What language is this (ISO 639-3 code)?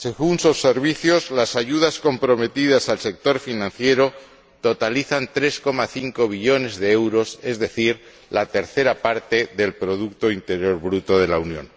spa